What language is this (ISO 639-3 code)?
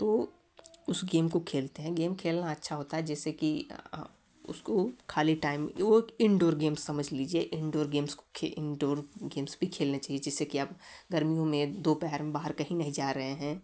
hin